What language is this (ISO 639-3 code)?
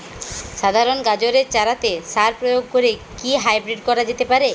ben